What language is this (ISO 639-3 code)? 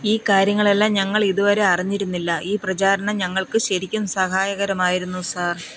mal